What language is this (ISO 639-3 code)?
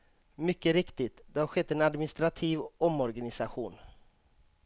swe